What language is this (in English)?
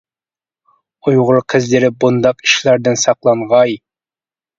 Uyghur